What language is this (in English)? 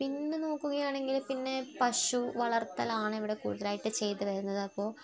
Malayalam